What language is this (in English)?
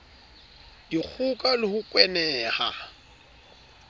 Southern Sotho